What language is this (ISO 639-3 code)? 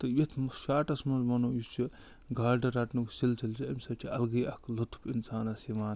kas